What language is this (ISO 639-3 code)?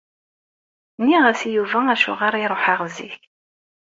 kab